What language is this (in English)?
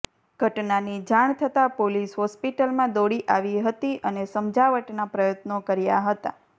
Gujarati